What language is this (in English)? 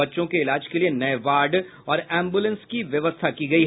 Hindi